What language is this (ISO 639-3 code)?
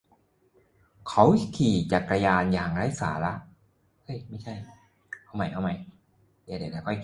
tha